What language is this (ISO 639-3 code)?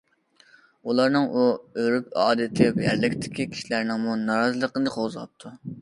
uig